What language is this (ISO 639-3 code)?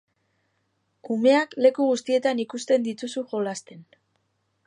eus